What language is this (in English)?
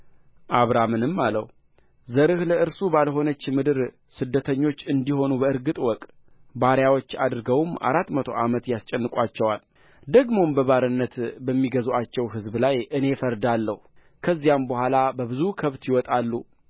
Amharic